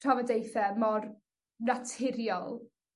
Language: Welsh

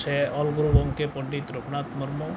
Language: Santali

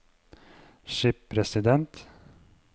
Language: Norwegian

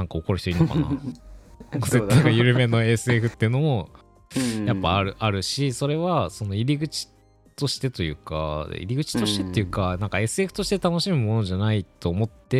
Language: Japanese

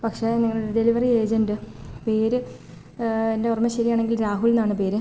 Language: Malayalam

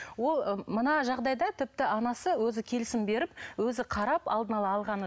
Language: Kazakh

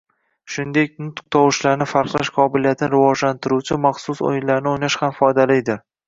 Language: Uzbek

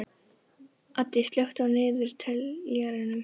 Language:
Icelandic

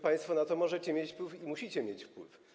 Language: Polish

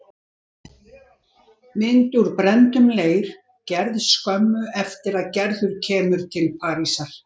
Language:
Icelandic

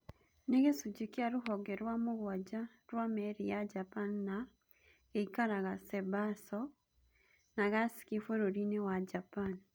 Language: Kikuyu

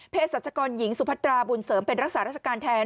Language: Thai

